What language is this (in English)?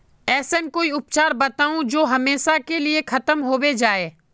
Magahi